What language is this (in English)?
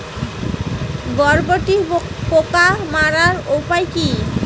Bangla